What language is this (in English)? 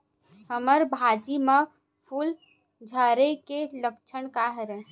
Chhattisgarhi